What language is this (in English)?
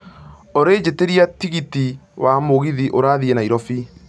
Kikuyu